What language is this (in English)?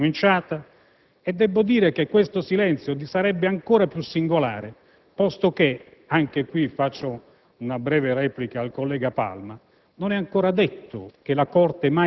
Italian